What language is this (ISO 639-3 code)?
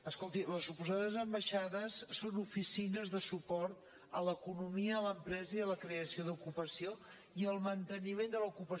cat